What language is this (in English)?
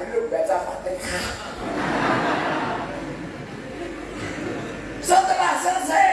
Indonesian